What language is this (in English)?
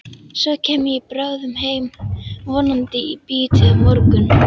Icelandic